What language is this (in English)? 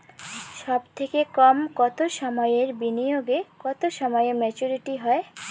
Bangla